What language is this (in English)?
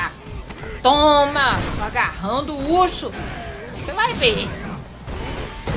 Portuguese